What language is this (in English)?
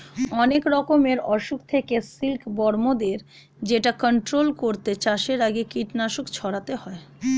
Bangla